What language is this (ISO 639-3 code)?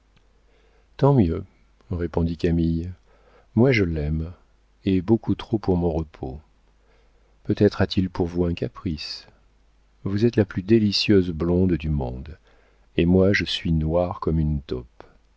fra